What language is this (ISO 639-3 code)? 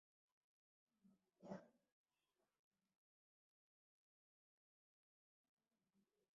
swa